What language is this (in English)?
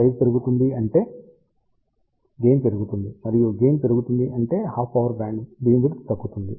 Telugu